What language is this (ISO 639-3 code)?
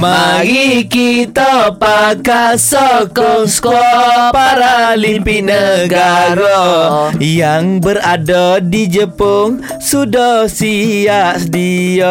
msa